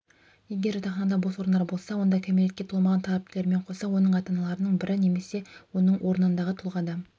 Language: Kazakh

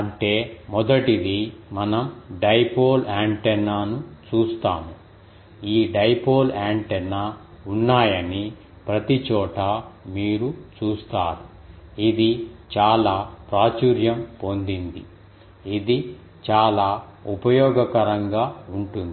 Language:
Telugu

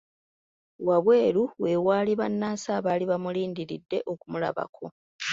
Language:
Ganda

